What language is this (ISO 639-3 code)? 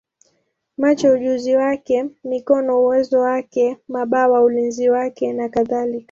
swa